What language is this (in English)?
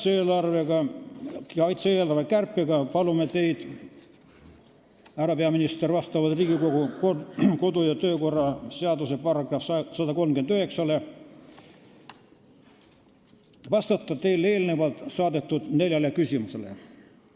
Estonian